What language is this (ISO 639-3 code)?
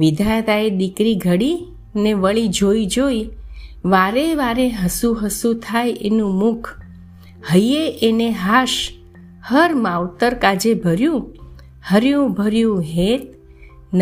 guj